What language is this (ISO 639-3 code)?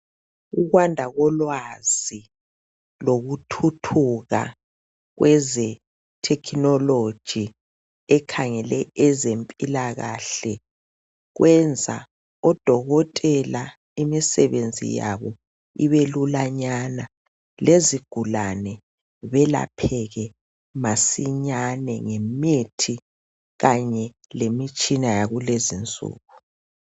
nde